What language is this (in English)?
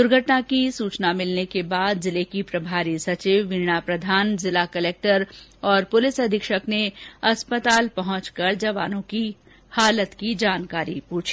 Hindi